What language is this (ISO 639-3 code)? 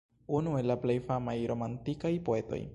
epo